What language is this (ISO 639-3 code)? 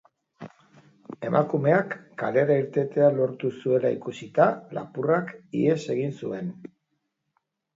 eus